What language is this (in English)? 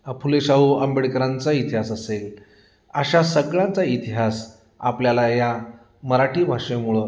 Marathi